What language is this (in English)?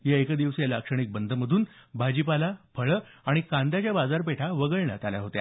Marathi